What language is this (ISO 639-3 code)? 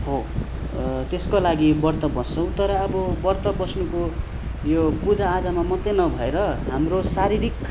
nep